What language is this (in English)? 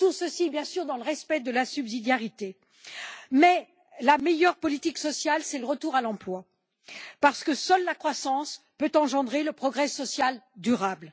French